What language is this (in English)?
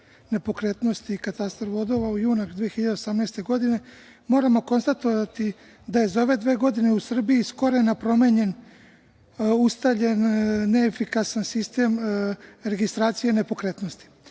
Serbian